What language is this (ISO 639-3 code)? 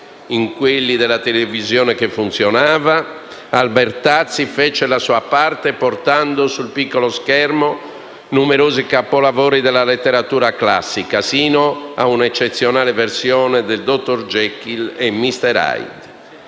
ita